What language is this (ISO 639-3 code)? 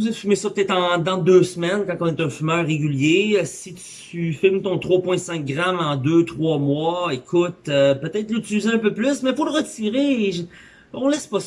fra